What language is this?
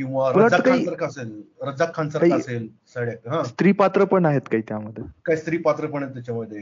Marathi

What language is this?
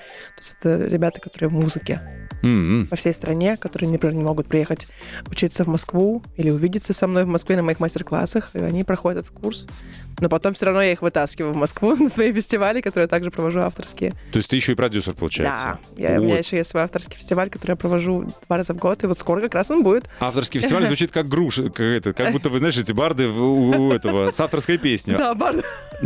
Russian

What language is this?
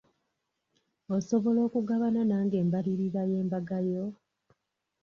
Ganda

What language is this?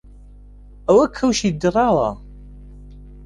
Central Kurdish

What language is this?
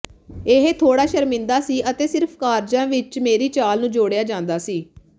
Punjabi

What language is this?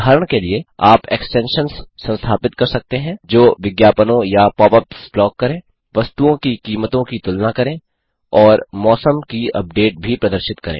Hindi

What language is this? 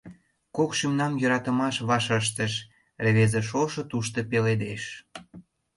Mari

